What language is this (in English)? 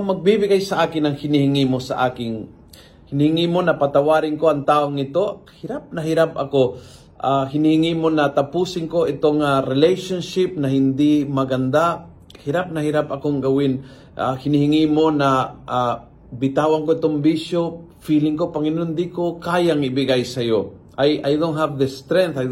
Filipino